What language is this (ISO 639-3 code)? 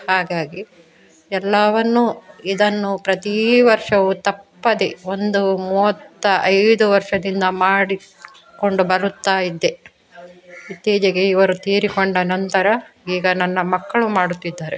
kan